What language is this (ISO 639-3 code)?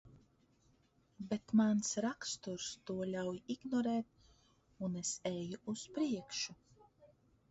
lav